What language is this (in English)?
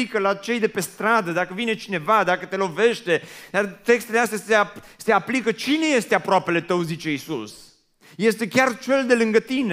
Romanian